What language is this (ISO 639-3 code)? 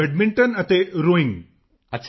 pan